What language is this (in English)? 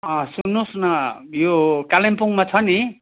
Nepali